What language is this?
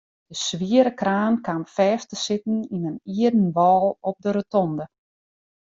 Western Frisian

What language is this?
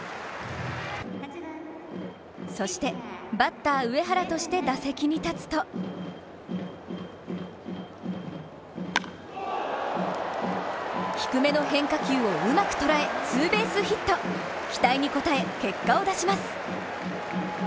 Japanese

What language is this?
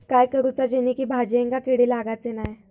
Marathi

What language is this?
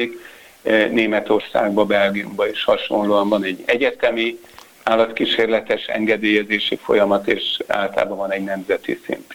Hungarian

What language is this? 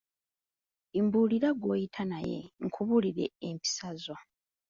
Ganda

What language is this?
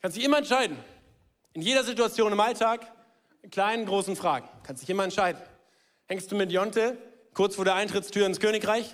German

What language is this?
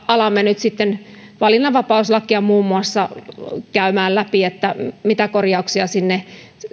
Finnish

